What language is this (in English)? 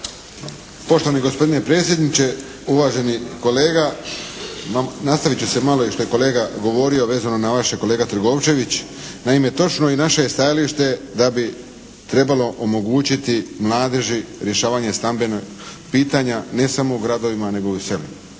Croatian